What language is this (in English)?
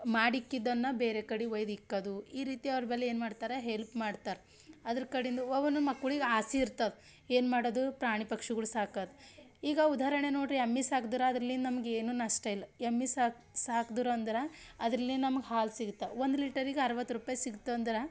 Kannada